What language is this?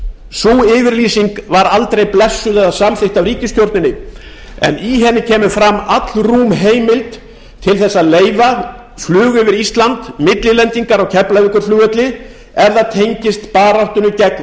Icelandic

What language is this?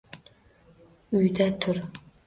Uzbek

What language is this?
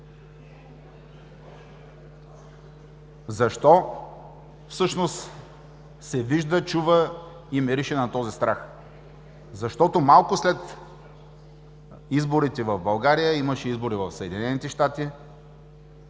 Bulgarian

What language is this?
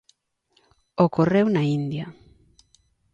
Galician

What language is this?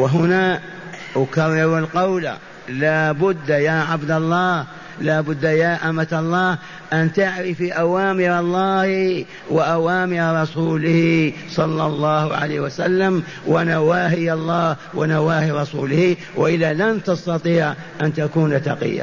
Arabic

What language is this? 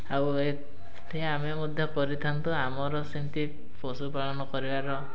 Odia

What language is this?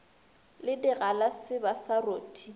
Northern Sotho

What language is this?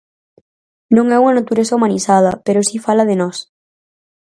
Galician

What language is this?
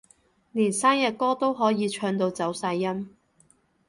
Cantonese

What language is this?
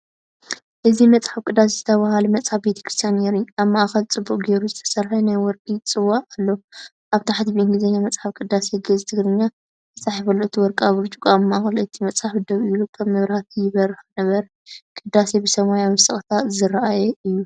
Tigrinya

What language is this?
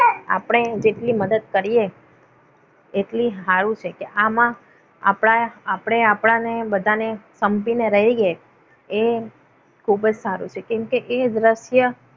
Gujarati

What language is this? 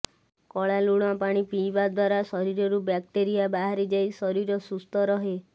Odia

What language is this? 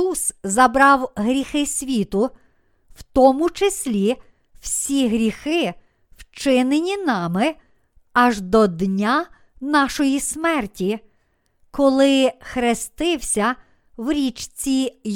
Ukrainian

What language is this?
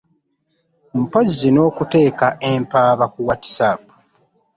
Ganda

